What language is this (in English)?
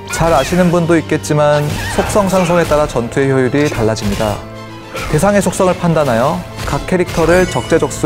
Korean